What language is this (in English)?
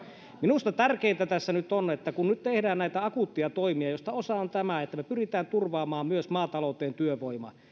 Finnish